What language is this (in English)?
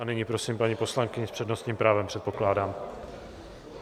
Czech